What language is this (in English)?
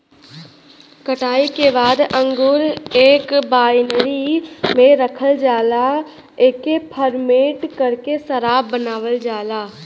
Bhojpuri